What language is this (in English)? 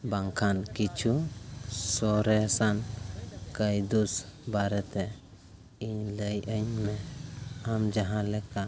Santali